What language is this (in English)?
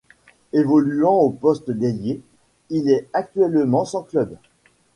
French